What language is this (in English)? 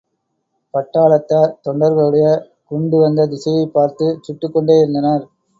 Tamil